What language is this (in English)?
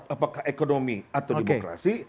Indonesian